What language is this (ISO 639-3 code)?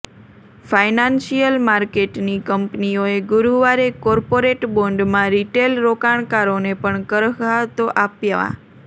guj